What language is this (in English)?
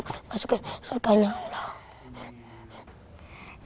Indonesian